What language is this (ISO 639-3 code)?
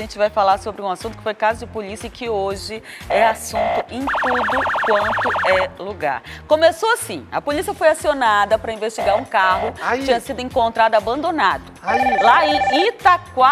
por